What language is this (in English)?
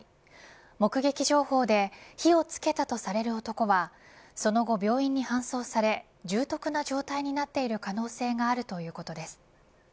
Japanese